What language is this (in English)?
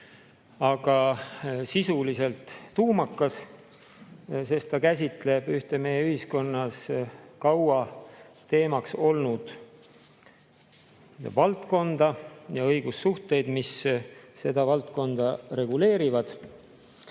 Estonian